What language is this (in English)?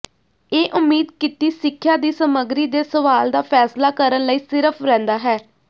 Punjabi